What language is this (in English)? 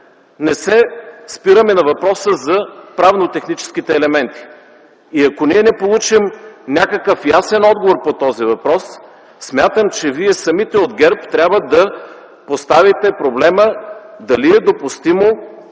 Bulgarian